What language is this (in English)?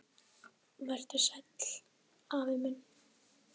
Icelandic